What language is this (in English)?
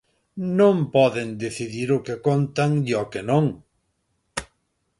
Galician